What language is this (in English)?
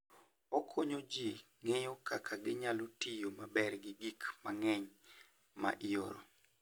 Luo (Kenya and Tanzania)